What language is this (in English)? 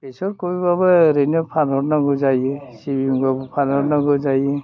Bodo